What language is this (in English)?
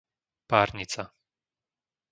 Slovak